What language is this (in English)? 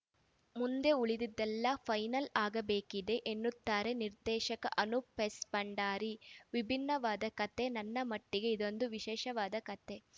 Kannada